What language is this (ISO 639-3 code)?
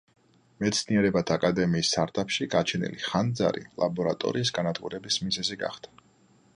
kat